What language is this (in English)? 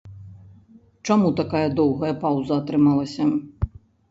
Belarusian